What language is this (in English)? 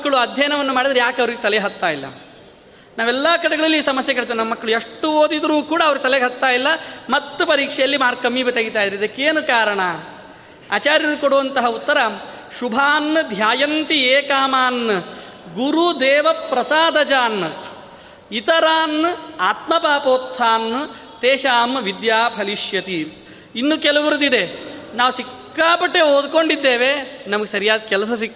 Kannada